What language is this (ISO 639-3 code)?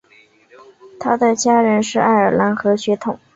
zho